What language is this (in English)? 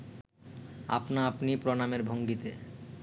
Bangla